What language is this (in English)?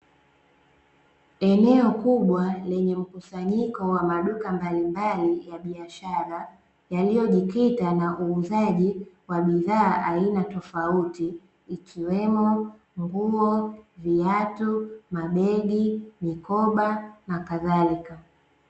Swahili